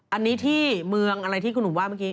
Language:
Thai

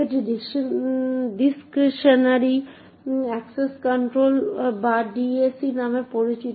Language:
Bangla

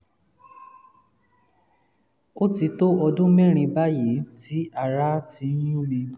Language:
Yoruba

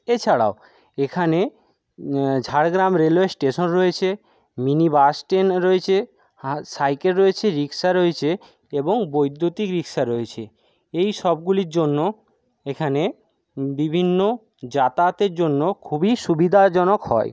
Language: Bangla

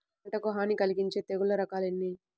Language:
Telugu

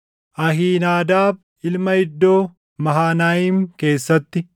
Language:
Oromo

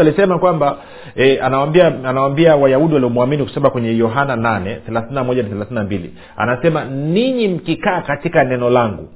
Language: Swahili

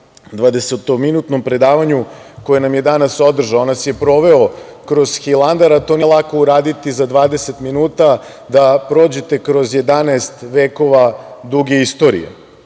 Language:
Serbian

